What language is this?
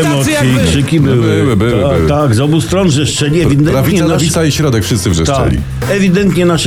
Polish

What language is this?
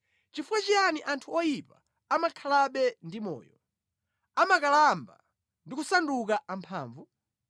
Nyanja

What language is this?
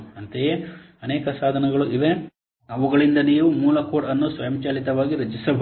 Kannada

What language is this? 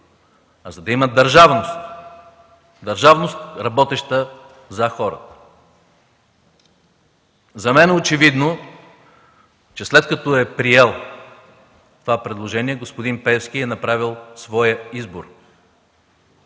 Bulgarian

